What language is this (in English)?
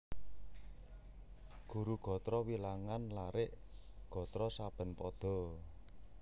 Javanese